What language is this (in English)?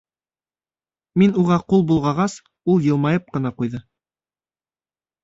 Bashkir